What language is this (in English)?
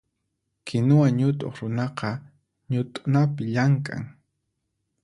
Puno Quechua